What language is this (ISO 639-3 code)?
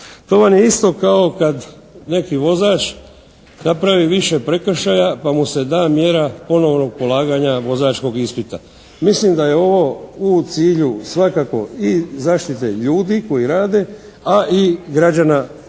hrv